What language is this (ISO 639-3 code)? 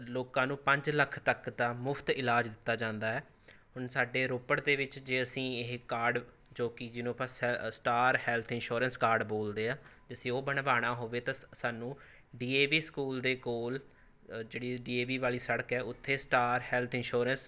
pan